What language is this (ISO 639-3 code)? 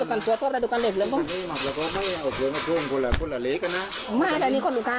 tha